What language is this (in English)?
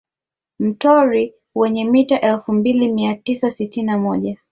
Swahili